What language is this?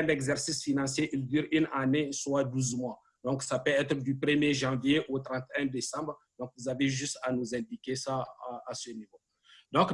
French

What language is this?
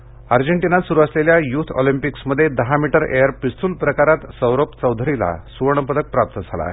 Marathi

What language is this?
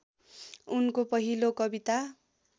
Nepali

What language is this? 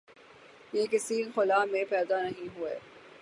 Urdu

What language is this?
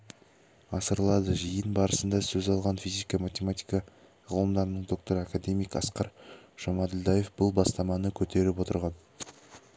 Kazakh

